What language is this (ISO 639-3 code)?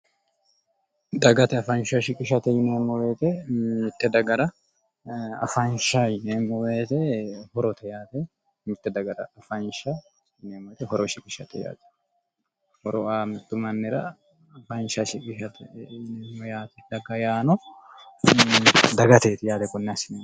sid